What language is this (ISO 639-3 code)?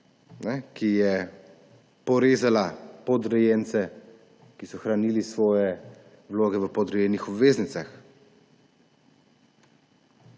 slv